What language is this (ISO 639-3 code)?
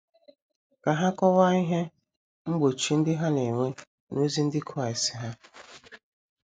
ibo